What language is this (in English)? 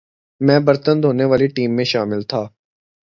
Urdu